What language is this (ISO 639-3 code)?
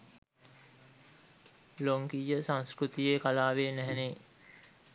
sin